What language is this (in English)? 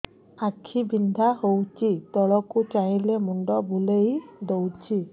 Odia